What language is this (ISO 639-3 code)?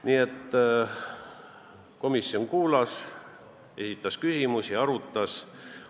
est